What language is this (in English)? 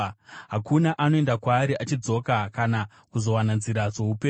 Shona